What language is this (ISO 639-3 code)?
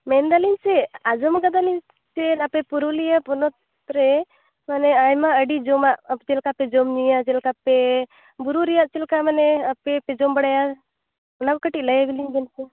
sat